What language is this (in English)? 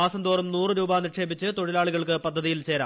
Malayalam